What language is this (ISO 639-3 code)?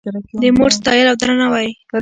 pus